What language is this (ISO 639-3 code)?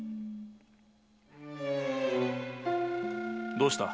jpn